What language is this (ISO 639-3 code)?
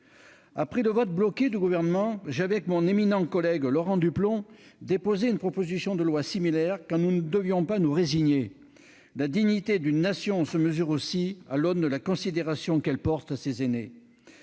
fra